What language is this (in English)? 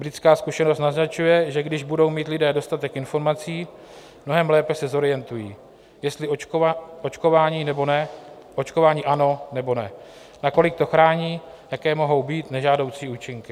Czech